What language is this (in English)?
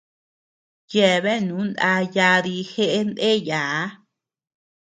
Tepeuxila Cuicatec